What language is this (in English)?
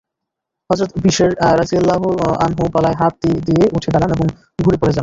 Bangla